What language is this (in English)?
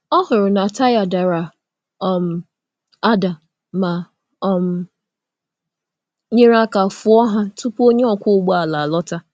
Igbo